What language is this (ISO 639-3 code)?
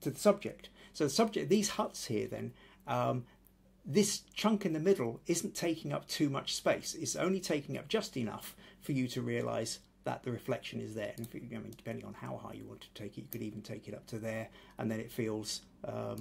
eng